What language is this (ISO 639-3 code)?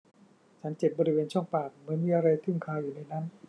tha